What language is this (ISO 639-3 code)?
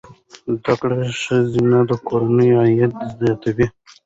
pus